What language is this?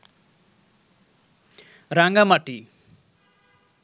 Bangla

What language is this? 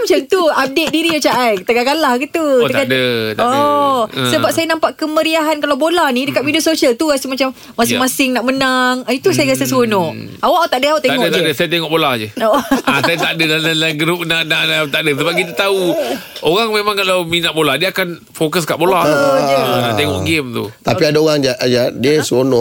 Malay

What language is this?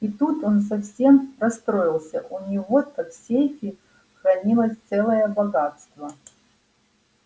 Russian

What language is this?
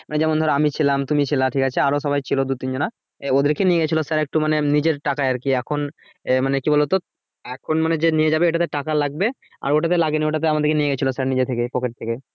Bangla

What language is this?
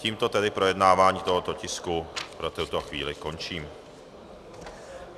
Czech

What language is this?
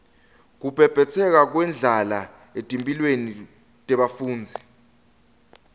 Swati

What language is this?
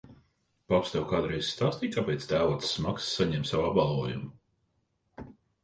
Latvian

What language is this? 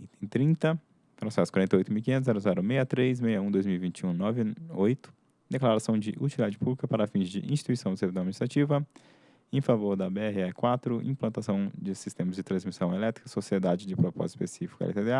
Portuguese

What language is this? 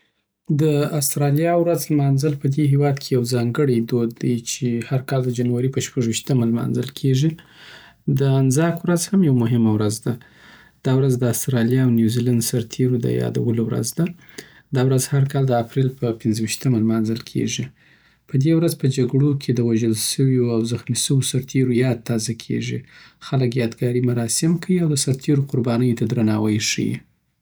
Southern Pashto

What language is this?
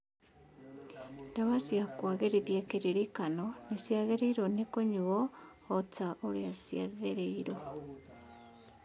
Kikuyu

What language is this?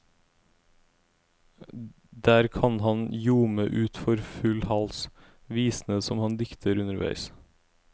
Norwegian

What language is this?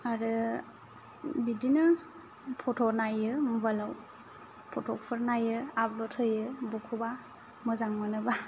Bodo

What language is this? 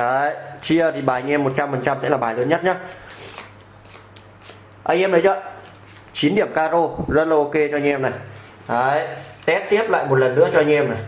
Vietnamese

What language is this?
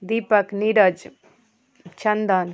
Maithili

